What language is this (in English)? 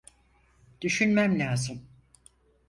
Turkish